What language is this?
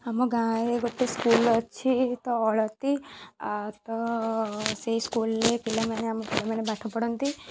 Odia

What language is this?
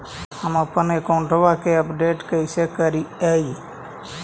Magahi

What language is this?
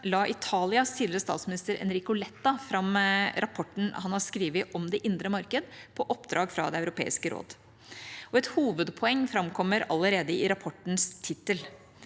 Norwegian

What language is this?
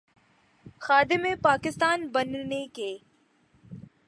Urdu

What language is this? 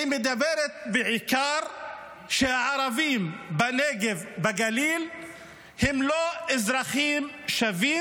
Hebrew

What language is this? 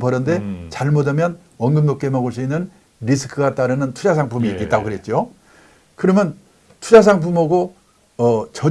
Korean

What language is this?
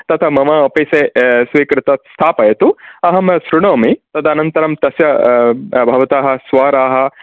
Sanskrit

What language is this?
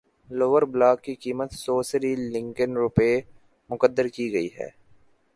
Urdu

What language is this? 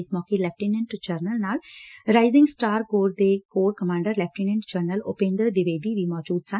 Punjabi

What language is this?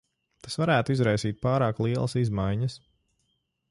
Latvian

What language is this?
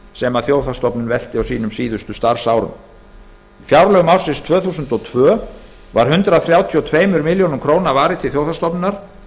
Icelandic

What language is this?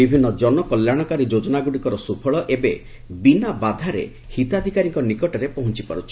Odia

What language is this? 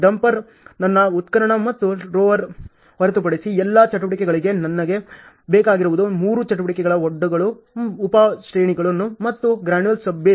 Kannada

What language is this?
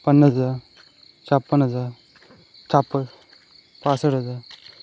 Marathi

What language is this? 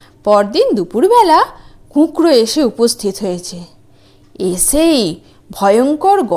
Bangla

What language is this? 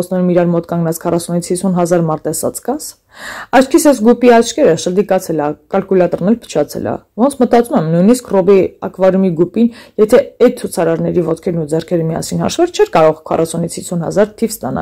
Romanian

